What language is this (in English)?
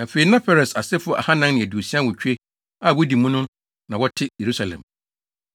Akan